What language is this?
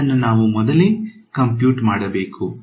Kannada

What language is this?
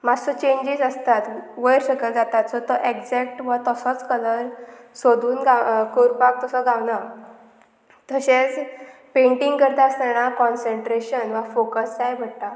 Konkani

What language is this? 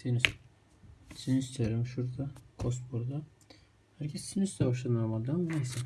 Turkish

